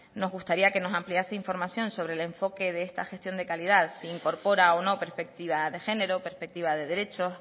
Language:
Spanish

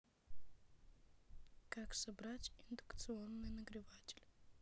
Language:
Russian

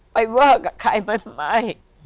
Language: Thai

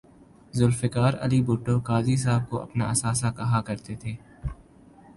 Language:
Urdu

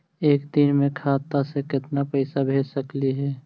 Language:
Magahi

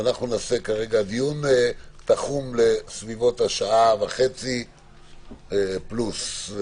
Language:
Hebrew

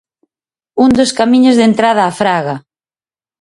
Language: Galician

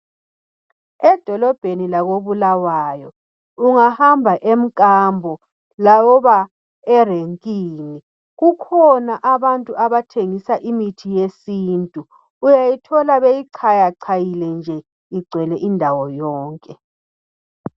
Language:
North Ndebele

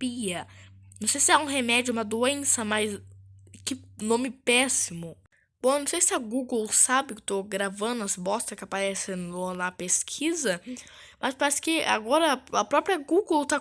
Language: Portuguese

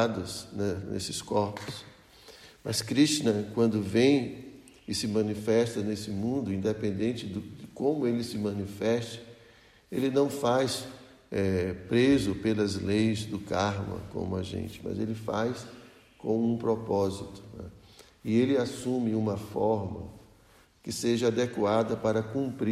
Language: Portuguese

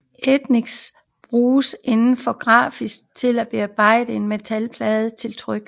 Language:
Danish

